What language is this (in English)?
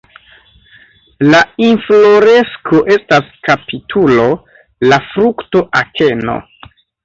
Esperanto